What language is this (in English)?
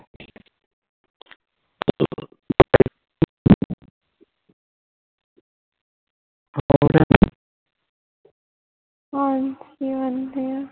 Punjabi